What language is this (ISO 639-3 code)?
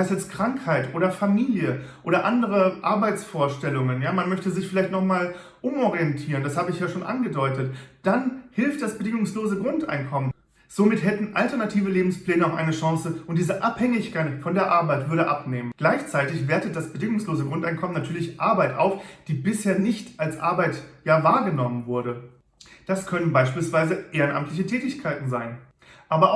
deu